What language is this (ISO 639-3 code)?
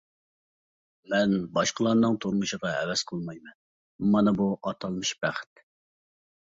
uig